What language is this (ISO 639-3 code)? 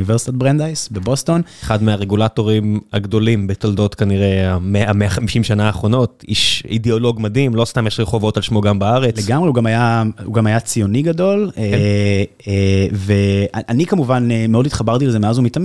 heb